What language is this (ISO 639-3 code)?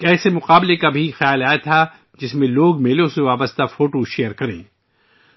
urd